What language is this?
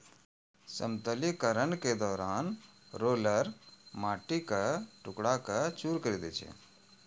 Maithili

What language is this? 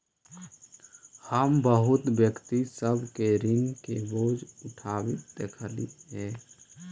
Magahi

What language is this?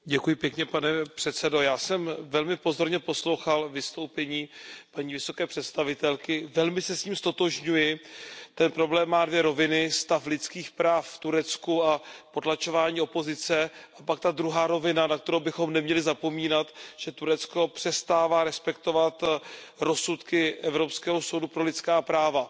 Czech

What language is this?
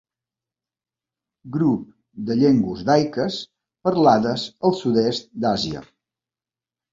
Catalan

